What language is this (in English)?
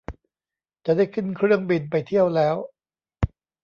Thai